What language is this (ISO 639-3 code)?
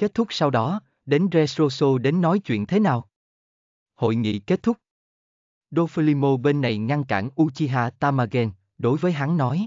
vie